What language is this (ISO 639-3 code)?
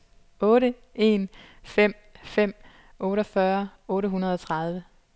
dan